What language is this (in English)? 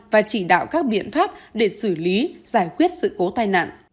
Vietnamese